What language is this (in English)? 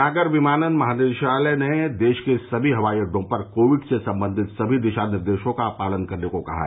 Hindi